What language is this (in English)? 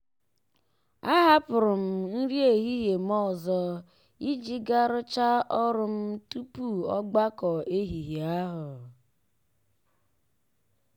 Igbo